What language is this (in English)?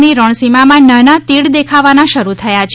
Gujarati